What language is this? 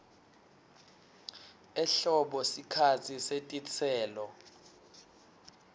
Swati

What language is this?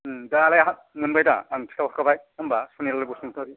Bodo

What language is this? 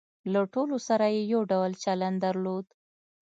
Pashto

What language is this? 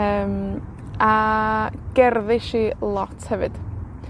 Welsh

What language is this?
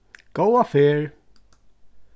Faroese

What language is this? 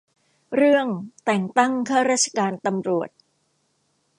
Thai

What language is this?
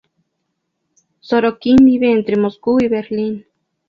Spanish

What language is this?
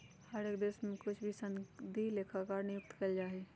Magahi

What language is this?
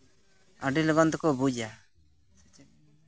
Santali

